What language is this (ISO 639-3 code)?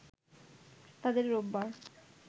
ben